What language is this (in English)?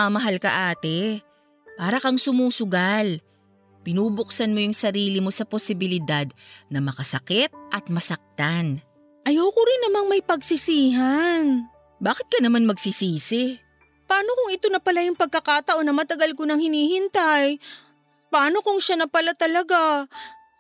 Filipino